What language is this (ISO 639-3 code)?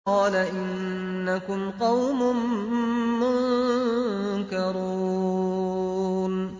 ara